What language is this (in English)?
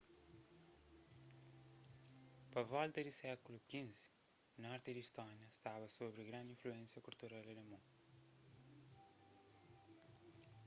Kabuverdianu